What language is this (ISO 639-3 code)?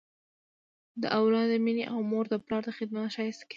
pus